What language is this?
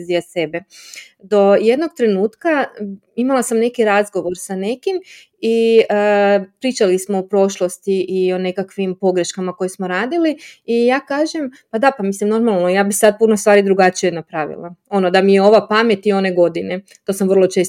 Croatian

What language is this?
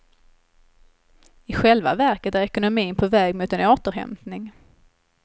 Swedish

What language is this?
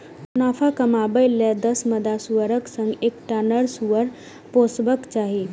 Maithili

